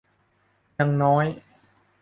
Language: Thai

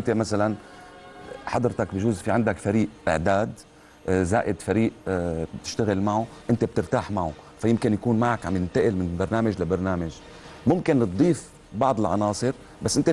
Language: Arabic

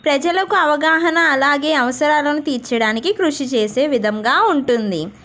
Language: Telugu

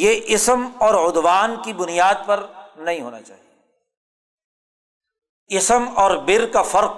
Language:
Urdu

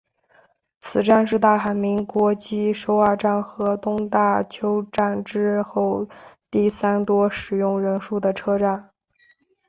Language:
Chinese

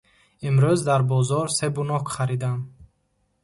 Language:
Tajik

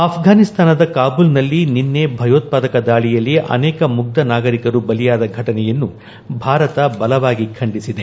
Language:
Kannada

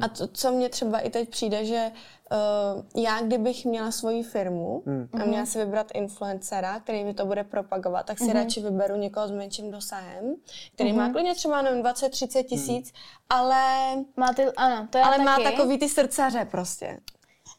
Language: Czech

